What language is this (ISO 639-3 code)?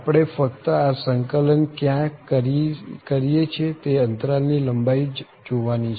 guj